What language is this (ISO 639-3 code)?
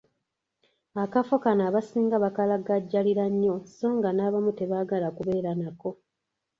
lug